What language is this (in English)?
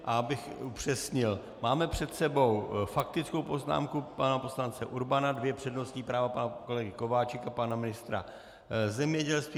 Czech